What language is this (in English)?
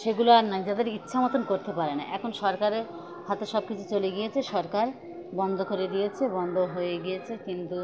Bangla